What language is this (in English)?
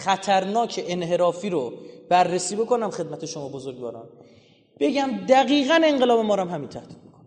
Persian